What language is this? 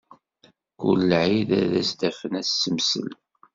Kabyle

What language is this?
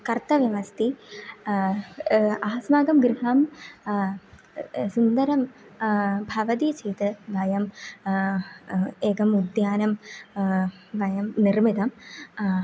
Sanskrit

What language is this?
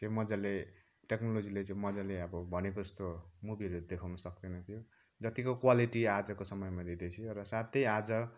Nepali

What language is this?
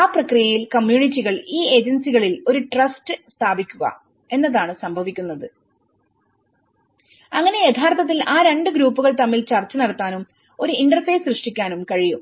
Malayalam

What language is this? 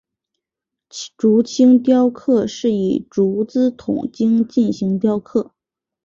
Chinese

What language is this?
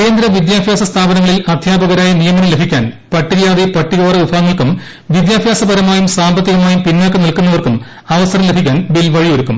Malayalam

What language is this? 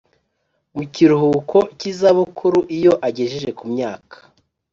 Kinyarwanda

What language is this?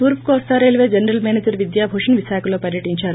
Telugu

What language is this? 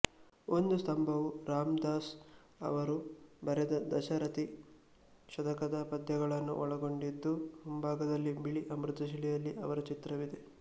Kannada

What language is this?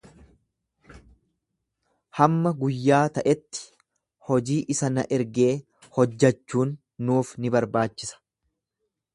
Oromo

